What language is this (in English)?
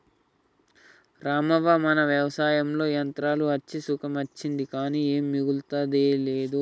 Telugu